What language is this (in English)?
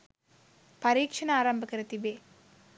Sinhala